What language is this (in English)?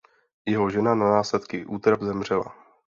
Czech